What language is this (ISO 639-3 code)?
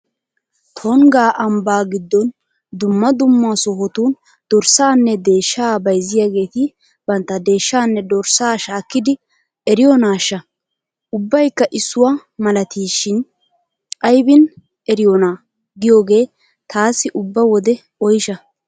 wal